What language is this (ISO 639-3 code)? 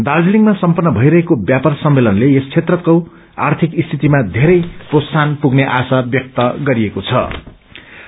nep